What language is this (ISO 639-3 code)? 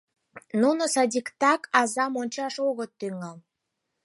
chm